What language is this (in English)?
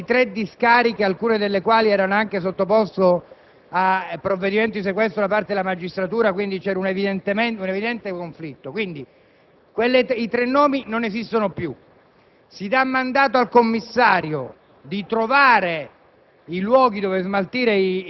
Italian